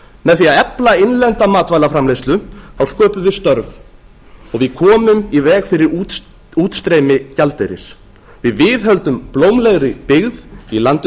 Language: Icelandic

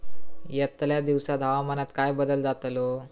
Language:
Marathi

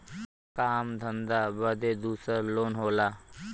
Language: Bhojpuri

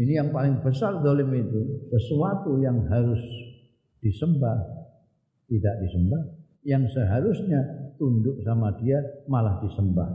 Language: Indonesian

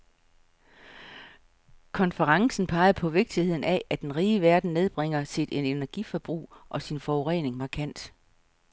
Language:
Danish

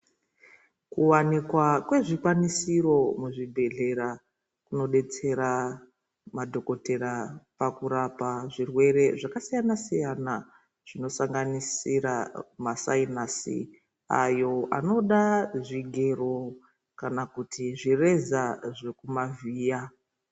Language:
Ndau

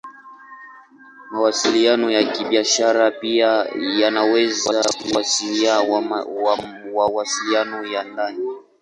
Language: Swahili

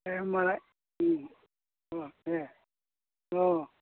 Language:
Bodo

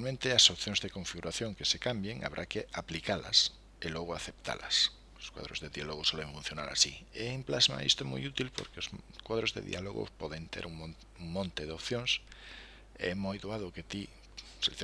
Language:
Spanish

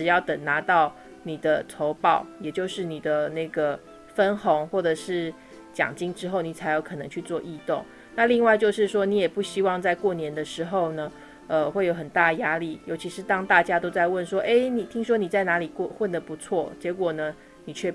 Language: Chinese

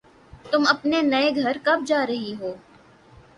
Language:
Urdu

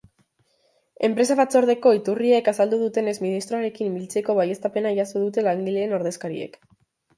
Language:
Basque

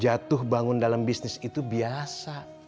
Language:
Indonesian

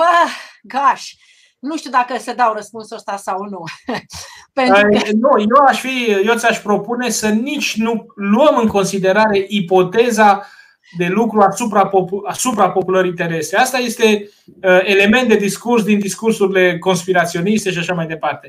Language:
Romanian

